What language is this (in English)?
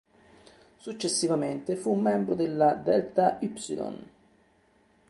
Italian